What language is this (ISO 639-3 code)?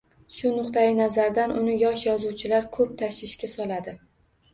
uzb